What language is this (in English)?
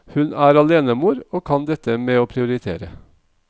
Norwegian